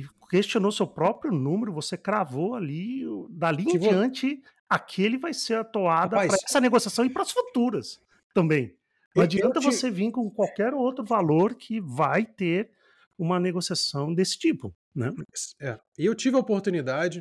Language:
Portuguese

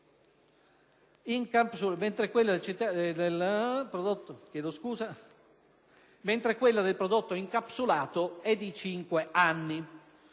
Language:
Italian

